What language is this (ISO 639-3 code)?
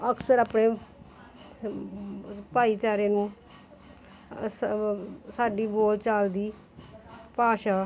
pan